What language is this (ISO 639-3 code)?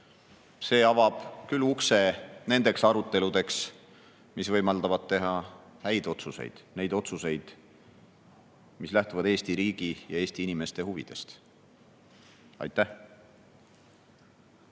est